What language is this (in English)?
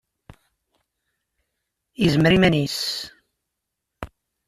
Kabyle